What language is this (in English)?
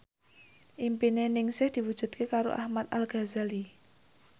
Javanese